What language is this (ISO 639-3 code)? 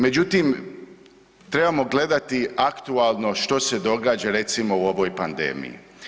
hrv